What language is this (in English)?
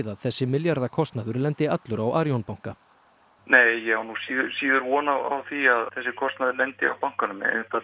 Icelandic